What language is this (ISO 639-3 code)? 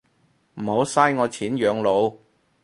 yue